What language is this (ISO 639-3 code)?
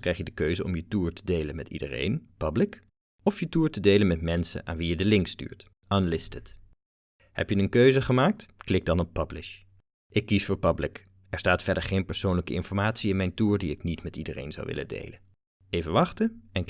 nld